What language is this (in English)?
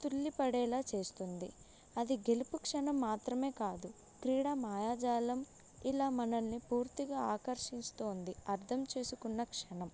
Telugu